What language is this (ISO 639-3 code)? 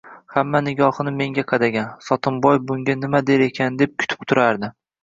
uzb